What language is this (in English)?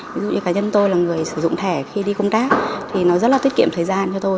Vietnamese